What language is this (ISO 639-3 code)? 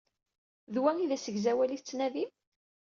kab